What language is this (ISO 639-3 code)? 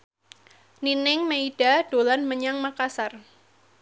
jav